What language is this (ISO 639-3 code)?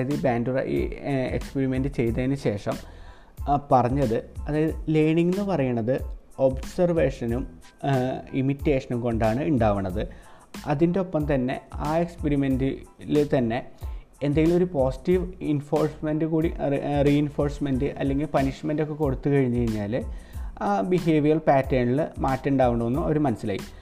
mal